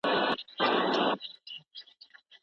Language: Pashto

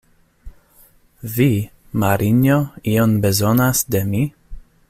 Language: Esperanto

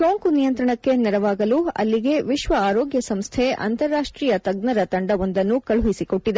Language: Kannada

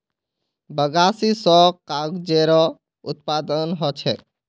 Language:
Magahi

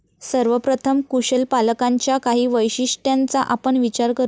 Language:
Marathi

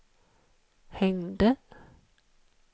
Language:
Swedish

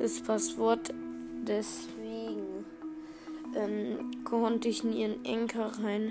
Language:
German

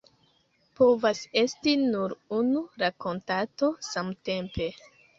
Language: Esperanto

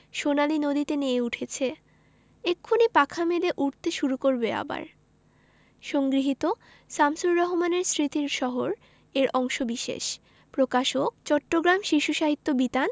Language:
Bangla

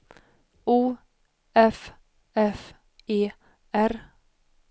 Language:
Swedish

